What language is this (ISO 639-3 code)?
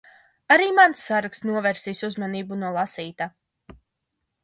lav